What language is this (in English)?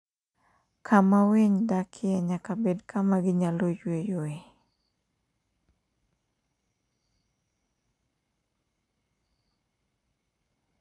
Luo (Kenya and Tanzania)